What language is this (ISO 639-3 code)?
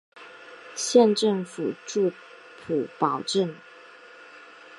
zho